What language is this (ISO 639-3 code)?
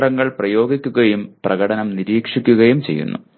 mal